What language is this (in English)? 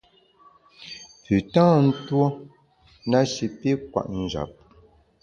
Bamun